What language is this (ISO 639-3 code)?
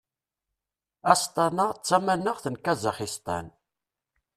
kab